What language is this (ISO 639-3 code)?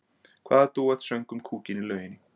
isl